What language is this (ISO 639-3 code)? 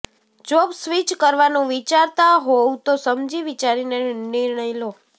guj